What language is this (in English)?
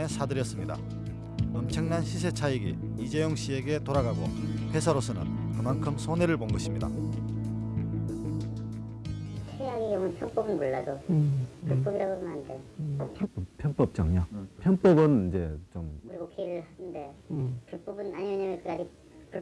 Korean